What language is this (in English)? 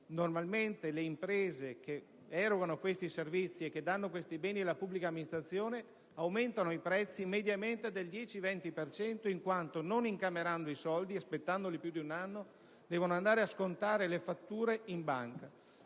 Italian